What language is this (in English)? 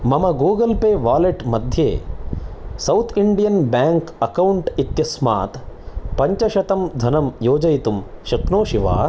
Sanskrit